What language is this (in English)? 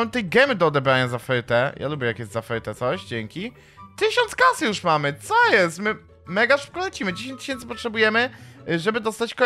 Polish